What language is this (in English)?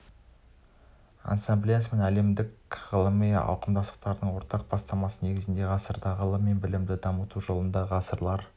Kazakh